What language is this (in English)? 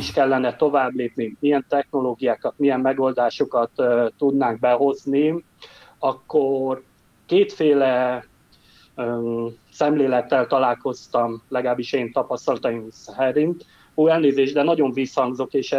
Hungarian